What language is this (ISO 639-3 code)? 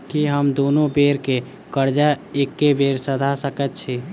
mai